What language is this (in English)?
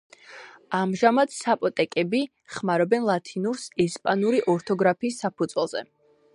Georgian